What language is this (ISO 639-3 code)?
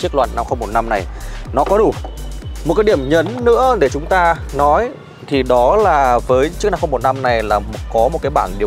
vie